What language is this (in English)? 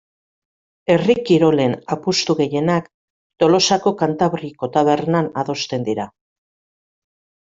Basque